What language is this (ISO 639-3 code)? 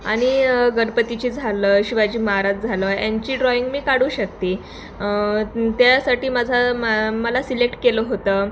mar